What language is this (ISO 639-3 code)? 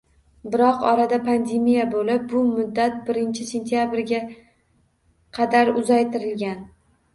uzb